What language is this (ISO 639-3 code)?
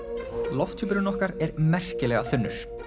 isl